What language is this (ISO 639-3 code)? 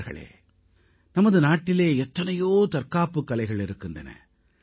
tam